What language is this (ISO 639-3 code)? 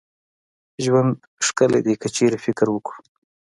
pus